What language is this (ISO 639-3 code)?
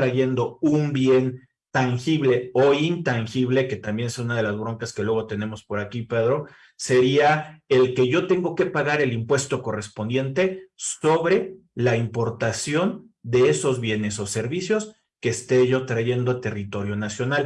spa